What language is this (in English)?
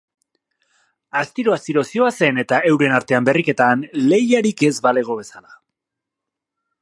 Basque